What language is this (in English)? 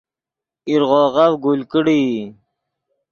Yidgha